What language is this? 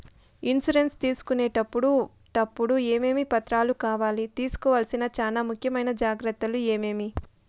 Telugu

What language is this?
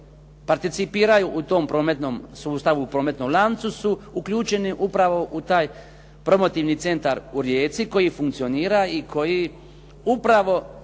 Croatian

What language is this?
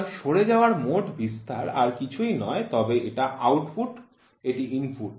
Bangla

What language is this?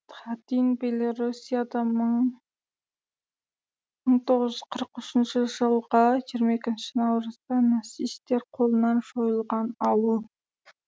Kazakh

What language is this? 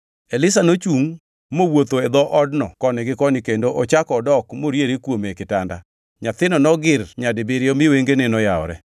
Luo (Kenya and Tanzania)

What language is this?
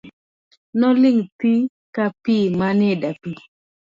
Luo (Kenya and Tanzania)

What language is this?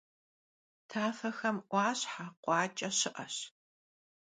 Kabardian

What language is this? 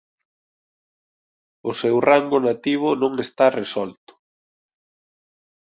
Galician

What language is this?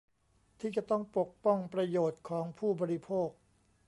Thai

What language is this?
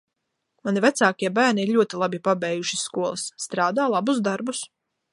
Latvian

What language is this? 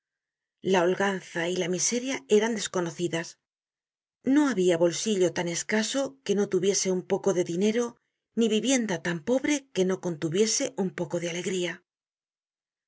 Spanish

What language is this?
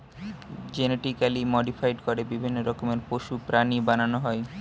Bangla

